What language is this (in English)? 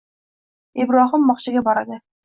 Uzbek